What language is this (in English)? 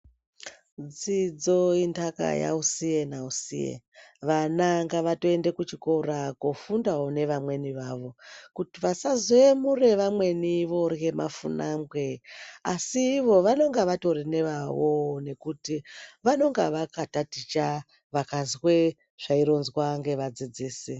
Ndau